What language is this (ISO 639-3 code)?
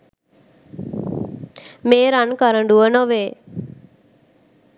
sin